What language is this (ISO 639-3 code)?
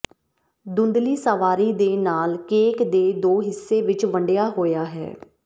pan